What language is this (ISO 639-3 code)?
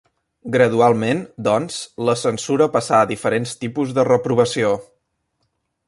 cat